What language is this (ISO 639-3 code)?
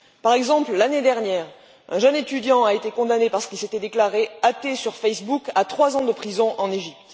fra